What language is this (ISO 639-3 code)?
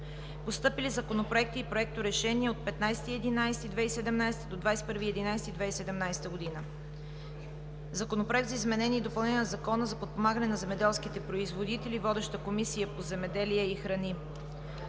bul